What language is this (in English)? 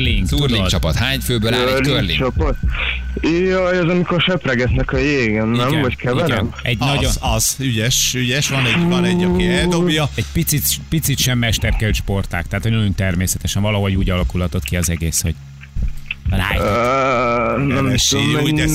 Hungarian